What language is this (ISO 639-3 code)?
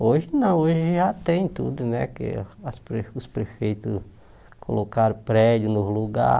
por